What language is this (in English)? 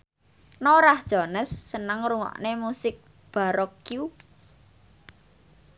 Javanese